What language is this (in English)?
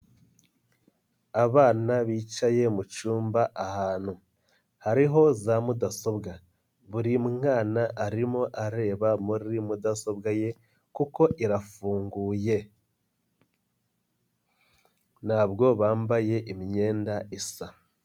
Kinyarwanda